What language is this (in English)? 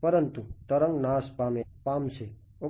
Gujarati